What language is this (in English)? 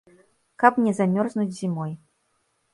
Belarusian